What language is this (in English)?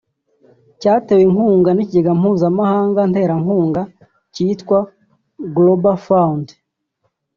Kinyarwanda